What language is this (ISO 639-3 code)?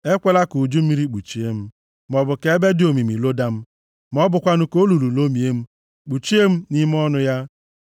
ibo